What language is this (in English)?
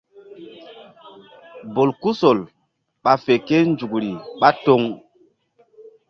Mbum